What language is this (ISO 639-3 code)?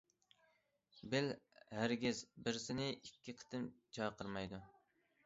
uig